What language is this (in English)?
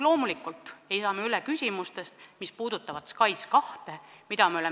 Estonian